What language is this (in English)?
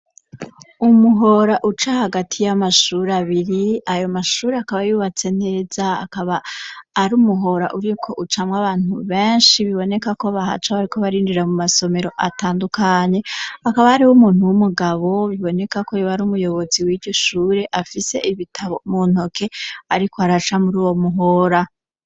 Rundi